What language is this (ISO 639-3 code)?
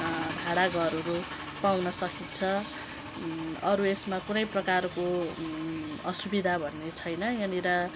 nep